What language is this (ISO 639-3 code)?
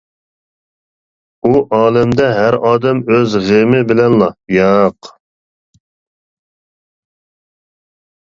uig